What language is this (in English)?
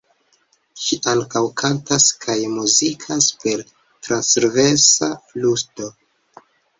Esperanto